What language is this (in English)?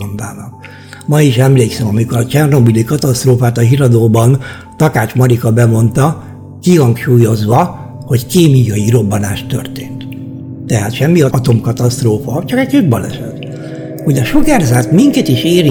Hungarian